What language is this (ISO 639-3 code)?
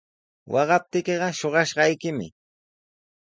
qws